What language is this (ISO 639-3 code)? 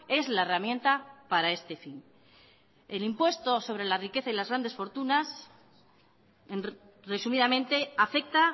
spa